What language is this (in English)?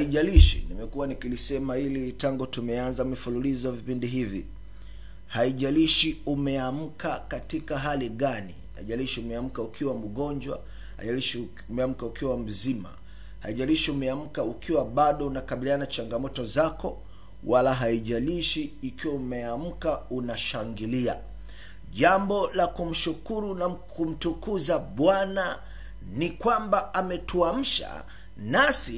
Swahili